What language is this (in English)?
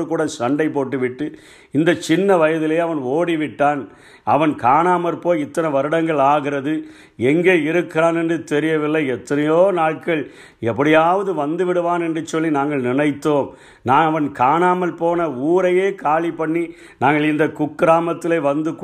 Tamil